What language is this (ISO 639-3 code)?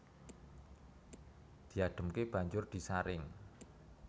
jav